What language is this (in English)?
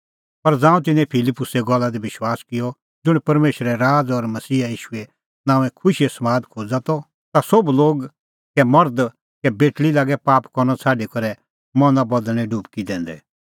Kullu Pahari